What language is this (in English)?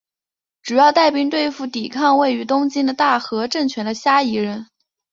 Chinese